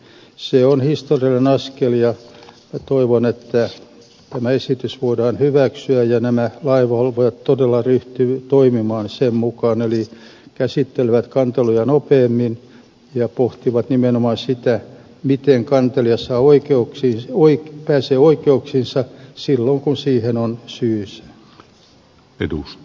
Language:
Finnish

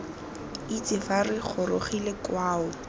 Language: Tswana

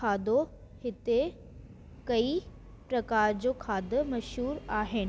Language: Sindhi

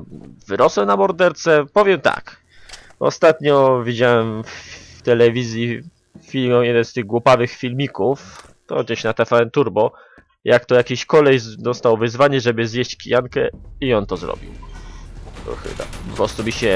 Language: Polish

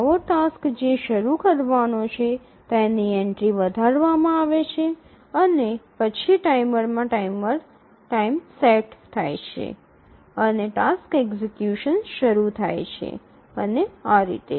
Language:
Gujarati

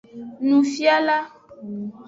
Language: Aja (Benin)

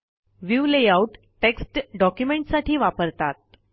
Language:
Marathi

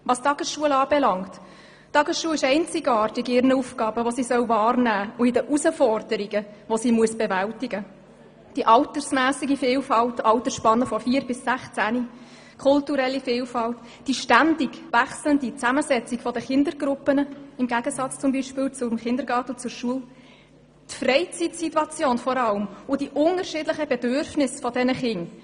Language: Swiss German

